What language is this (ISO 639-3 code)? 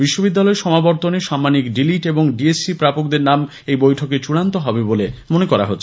ben